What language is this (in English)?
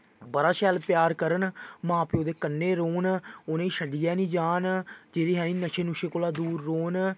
Dogri